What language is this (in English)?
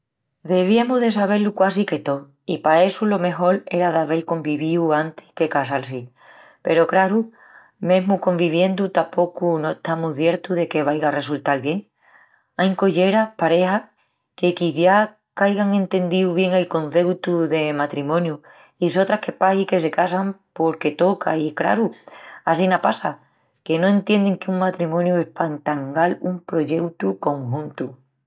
Extremaduran